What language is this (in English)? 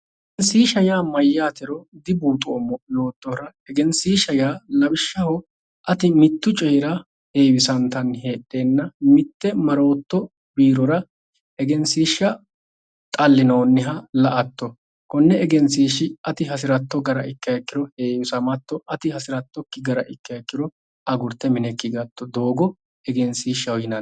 Sidamo